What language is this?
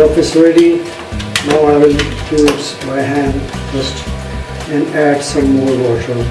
English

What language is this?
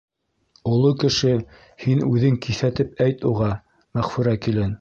Bashkir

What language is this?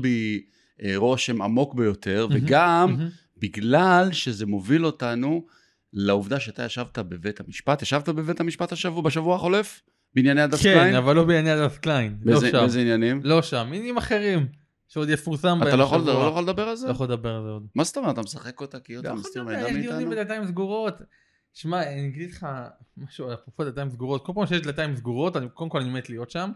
Hebrew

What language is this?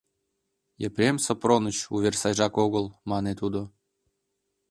Mari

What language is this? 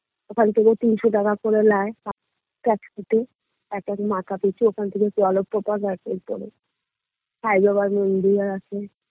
Bangla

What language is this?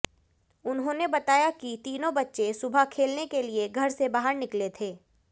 Hindi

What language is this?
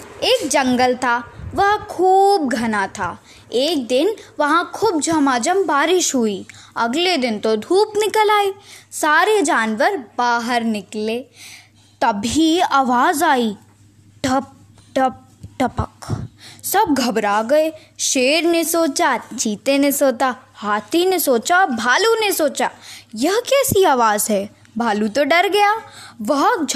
Hindi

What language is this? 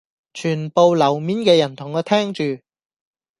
Cantonese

